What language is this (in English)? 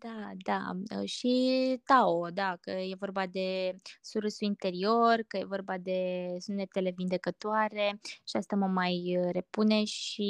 Romanian